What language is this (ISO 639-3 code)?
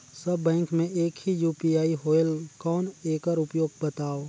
hne